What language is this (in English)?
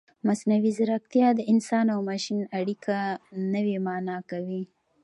Pashto